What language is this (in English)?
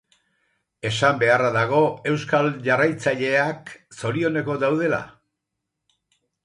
Basque